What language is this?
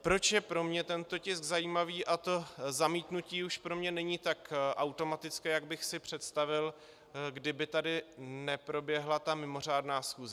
Czech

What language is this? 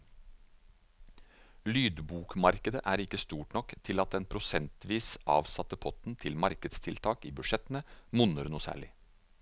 Norwegian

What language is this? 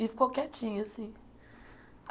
Portuguese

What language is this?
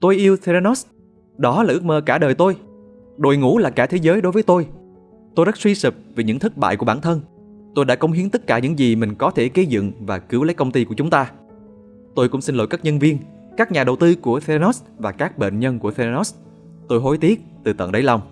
Vietnamese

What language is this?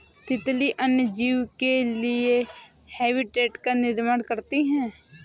Hindi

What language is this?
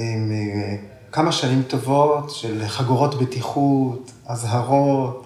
Hebrew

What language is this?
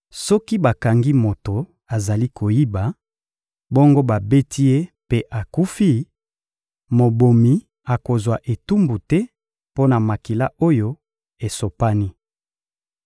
Lingala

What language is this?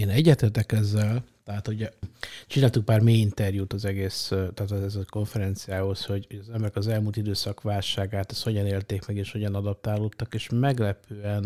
Hungarian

